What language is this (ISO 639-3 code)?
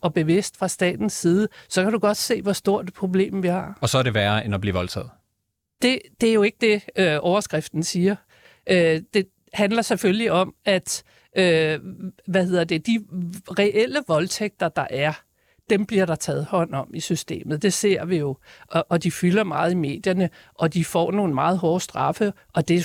dan